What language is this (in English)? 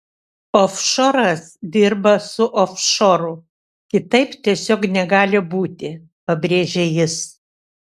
Lithuanian